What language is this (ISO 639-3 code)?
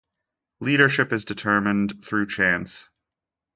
eng